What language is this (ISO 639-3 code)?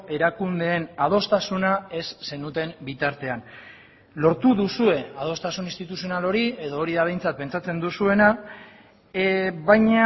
eus